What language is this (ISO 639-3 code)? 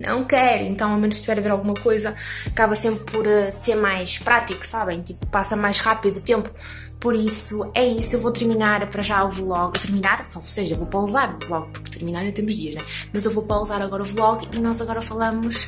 por